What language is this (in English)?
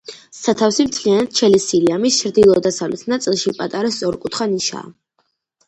Georgian